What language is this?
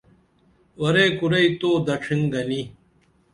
Dameli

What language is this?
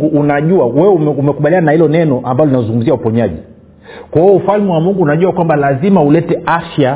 Swahili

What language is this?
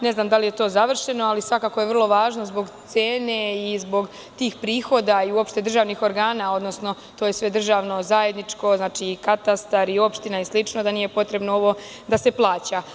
Serbian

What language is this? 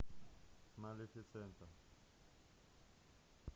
Russian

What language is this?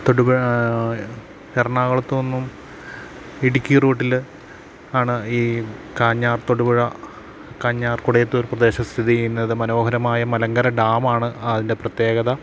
Malayalam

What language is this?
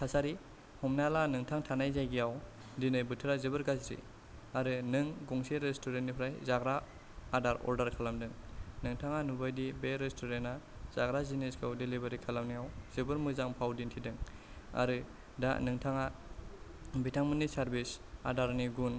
Bodo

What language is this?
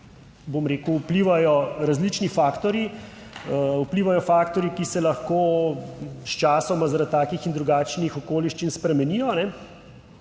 Slovenian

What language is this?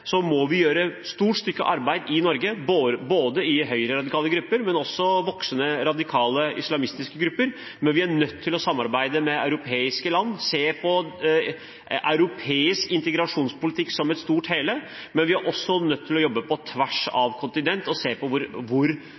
Norwegian Bokmål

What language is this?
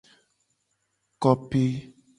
Gen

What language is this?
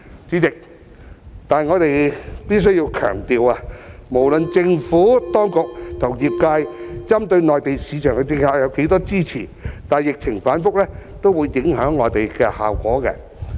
Cantonese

